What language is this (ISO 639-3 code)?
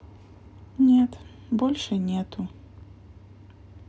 rus